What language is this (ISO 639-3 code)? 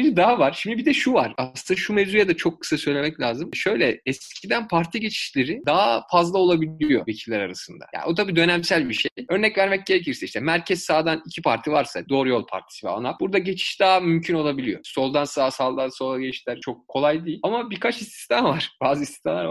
tur